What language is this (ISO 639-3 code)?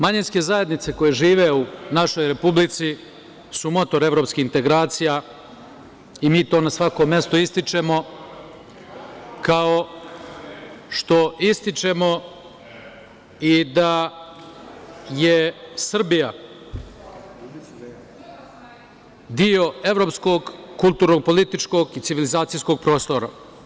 srp